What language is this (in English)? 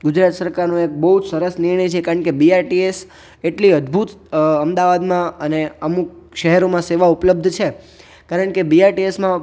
Gujarati